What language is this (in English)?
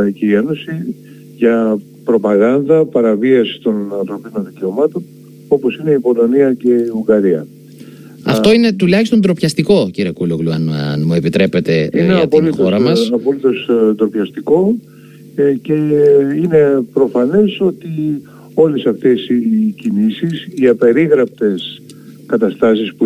Greek